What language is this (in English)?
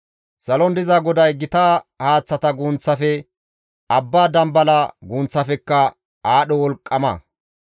Gamo